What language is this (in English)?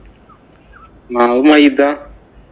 Malayalam